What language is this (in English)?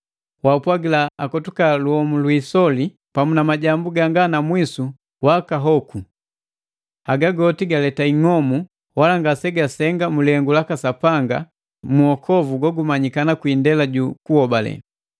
Matengo